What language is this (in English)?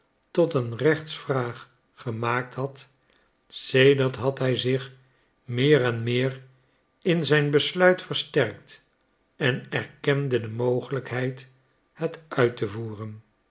Dutch